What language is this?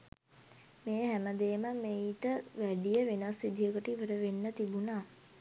Sinhala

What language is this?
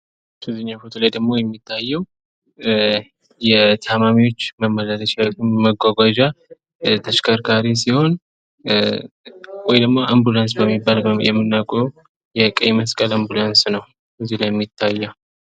Amharic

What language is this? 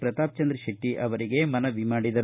Kannada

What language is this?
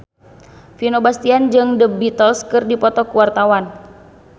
Sundanese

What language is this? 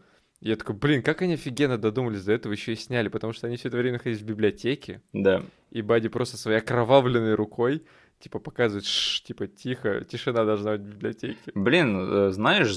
Russian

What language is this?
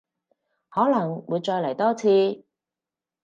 Cantonese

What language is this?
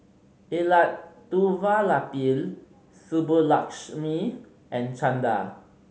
English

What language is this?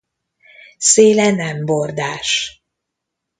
Hungarian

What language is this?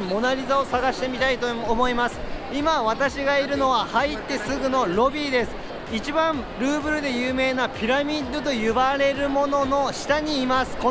Japanese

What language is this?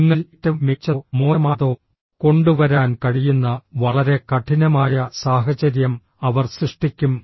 Malayalam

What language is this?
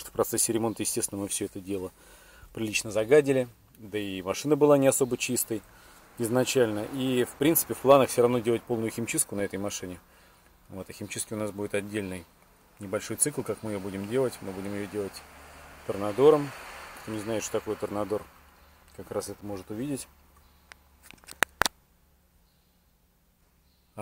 Russian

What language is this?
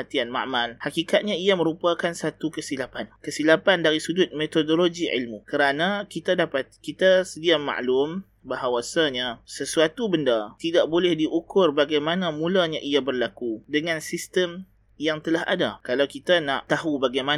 Malay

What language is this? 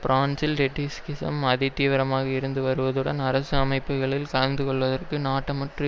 Tamil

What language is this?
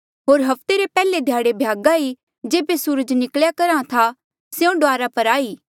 Mandeali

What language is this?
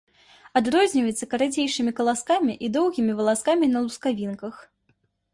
Belarusian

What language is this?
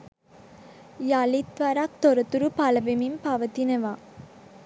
Sinhala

